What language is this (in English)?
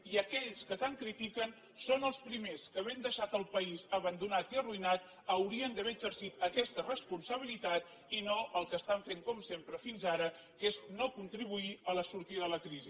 Catalan